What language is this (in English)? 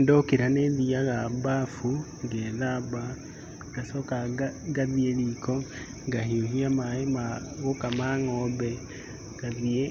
Kikuyu